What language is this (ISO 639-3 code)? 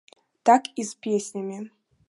bel